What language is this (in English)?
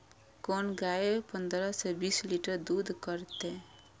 Maithili